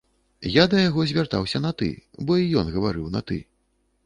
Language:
Belarusian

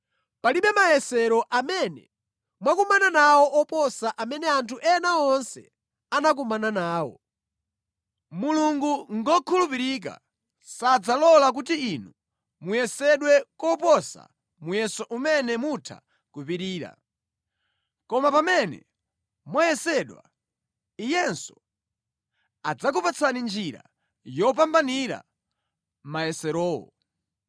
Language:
Nyanja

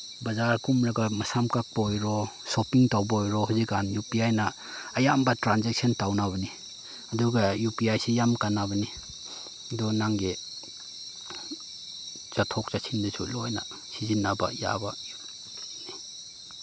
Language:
Manipuri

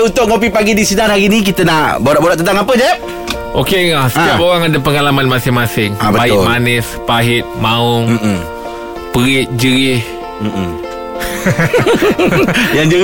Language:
Malay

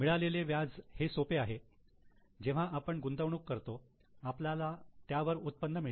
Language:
Marathi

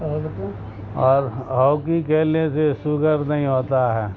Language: Urdu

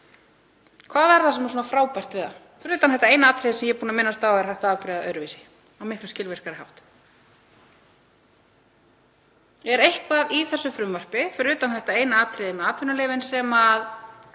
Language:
Icelandic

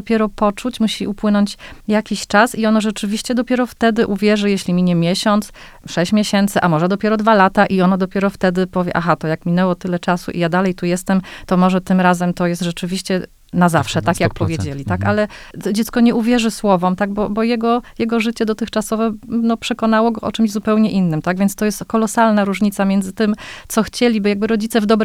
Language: Polish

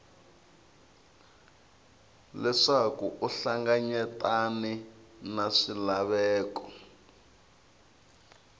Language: Tsonga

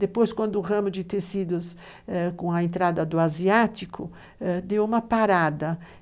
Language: Portuguese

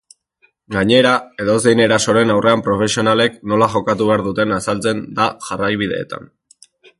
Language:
Basque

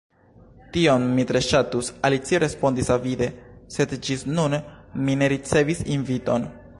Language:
Esperanto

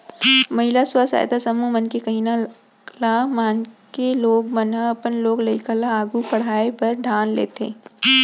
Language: Chhattisgarhi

